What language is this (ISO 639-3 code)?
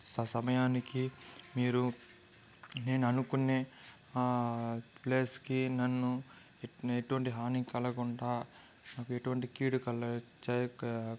tel